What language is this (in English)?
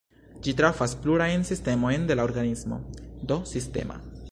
Esperanto